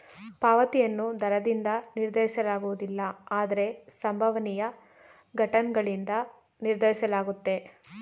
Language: Kannada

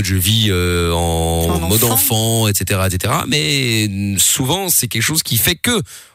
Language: French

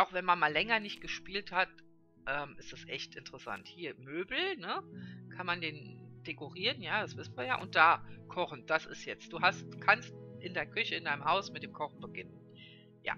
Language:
German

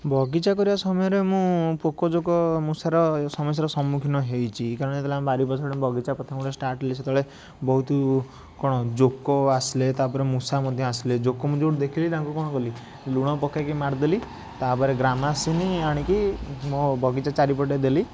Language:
Odia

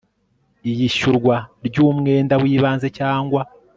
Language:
Kinyarwanda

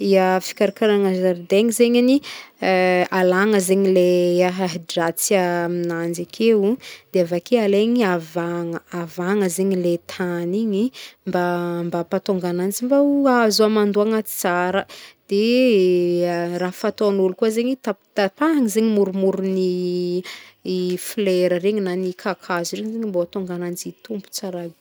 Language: Northern Betsimisaraka Malagasy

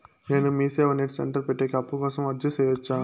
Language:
Telugu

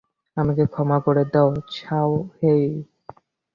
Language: Bangla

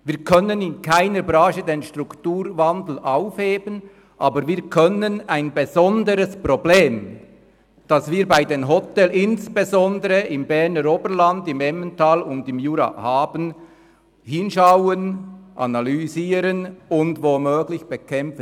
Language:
Swiss German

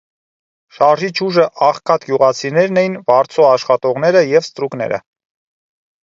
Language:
Armenian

